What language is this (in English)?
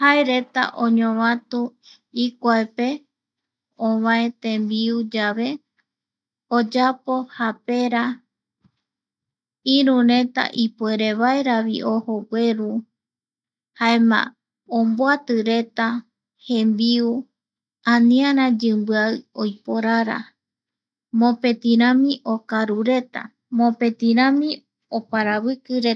Eastern Bolivian Guaraní